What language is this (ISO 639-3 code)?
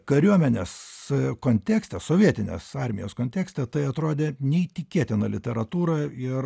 lit